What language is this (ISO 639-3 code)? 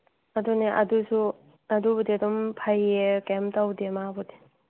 mni